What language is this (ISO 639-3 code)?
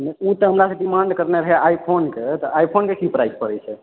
mai